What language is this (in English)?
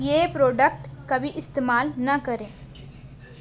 Urdu